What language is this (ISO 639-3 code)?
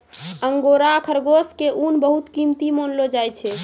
mai